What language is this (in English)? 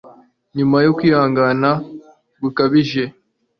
Kinyarwanda